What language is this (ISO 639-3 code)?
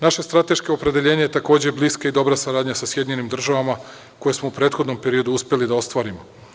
srp